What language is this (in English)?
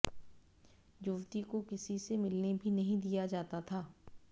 Hindi